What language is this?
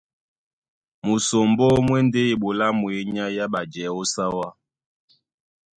Duala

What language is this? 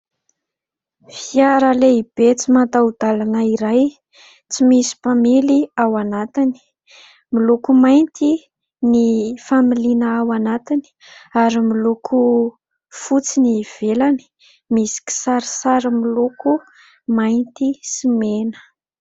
Malagasy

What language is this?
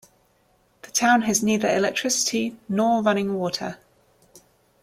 English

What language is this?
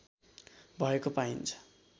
Nepali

